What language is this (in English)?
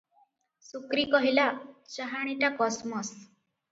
Odia